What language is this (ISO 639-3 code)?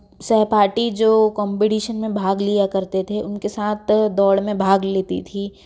hin